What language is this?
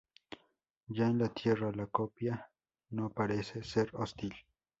Spanish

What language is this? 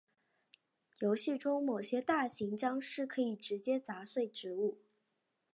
Chinese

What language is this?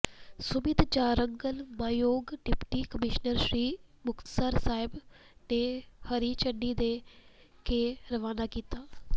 Punjabi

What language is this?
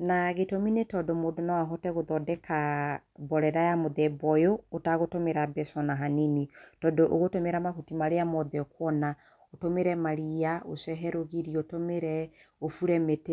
Kikuyu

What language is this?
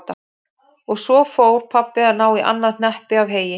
Icelandic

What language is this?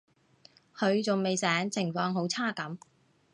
Cantonese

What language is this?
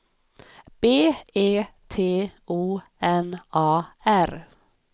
Swedish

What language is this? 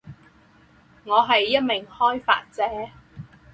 Chinese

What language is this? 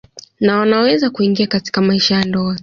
Swahili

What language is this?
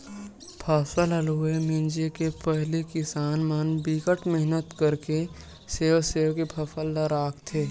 Chhattisgarhi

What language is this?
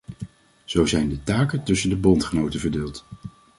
Dutch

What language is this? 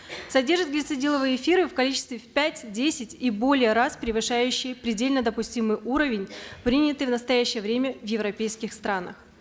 Kazakh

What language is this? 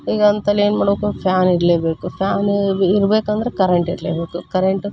Kannada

